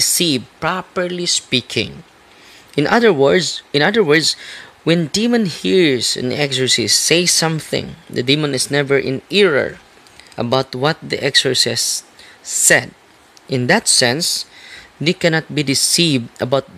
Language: Filipino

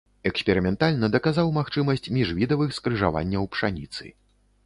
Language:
Belarusian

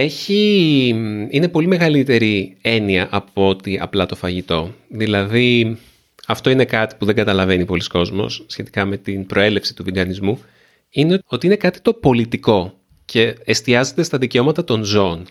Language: Greek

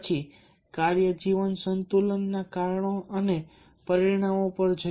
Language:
Gujarati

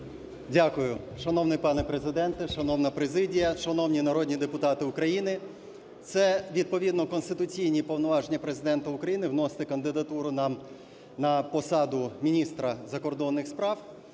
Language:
Ukrainian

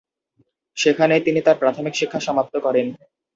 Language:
Bangla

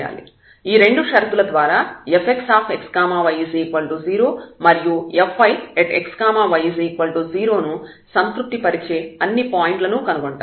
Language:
Telugu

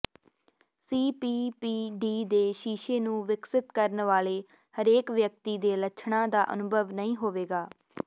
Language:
Punjabi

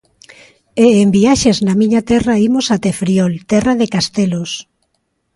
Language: Galician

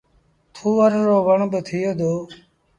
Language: Sindhi Bhil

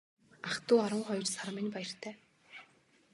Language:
Mongolian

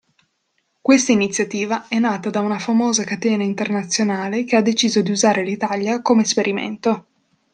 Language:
Italian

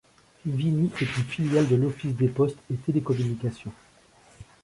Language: French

